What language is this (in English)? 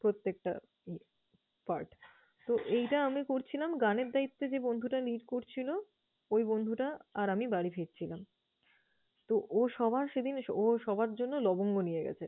Bangla